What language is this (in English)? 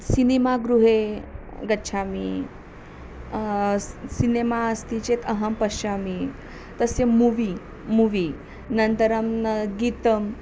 Sanskrit